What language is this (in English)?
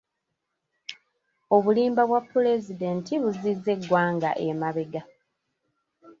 Ganda